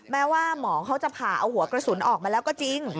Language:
Thai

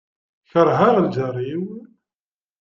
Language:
Kabyle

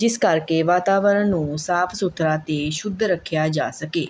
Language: Punjabi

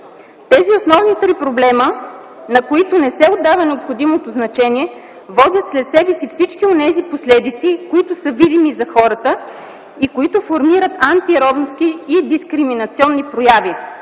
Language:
Bulgarian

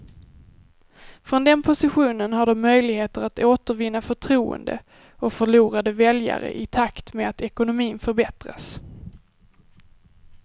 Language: Swedish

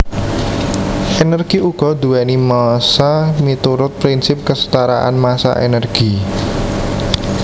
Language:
Javanese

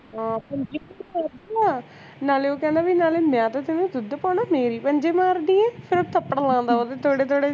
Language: Punjabi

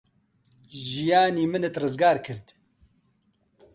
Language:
Central Kurdish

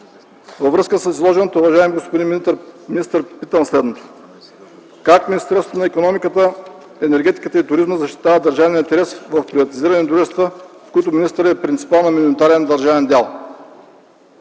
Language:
Bulgarian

